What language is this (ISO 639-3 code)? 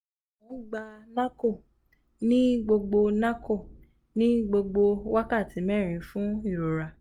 yor